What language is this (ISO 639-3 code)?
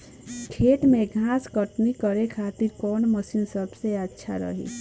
bho